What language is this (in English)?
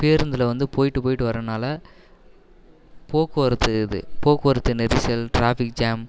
Tamil